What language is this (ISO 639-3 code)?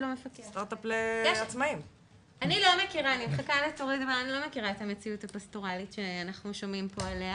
heb